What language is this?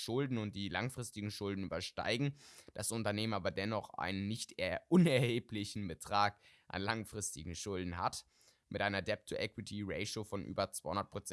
German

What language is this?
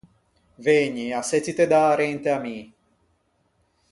Ligurian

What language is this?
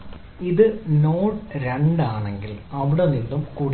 Malayalam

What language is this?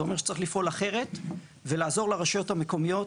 Hebrew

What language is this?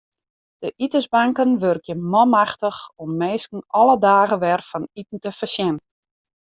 Western Frisian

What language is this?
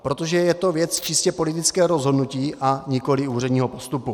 Czech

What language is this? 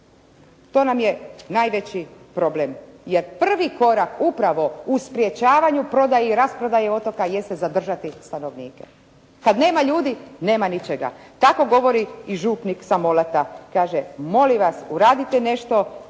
Croatian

